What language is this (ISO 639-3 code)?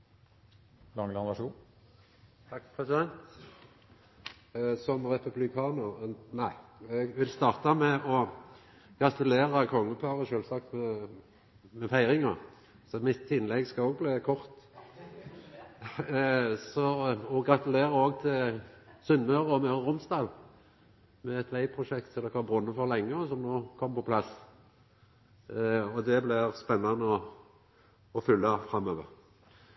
nno